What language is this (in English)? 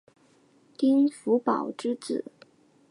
Chinese